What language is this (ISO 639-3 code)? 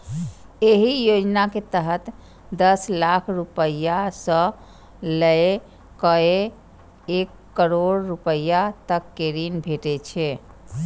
mai